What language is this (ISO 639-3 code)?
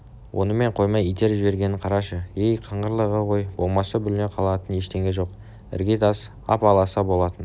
kaz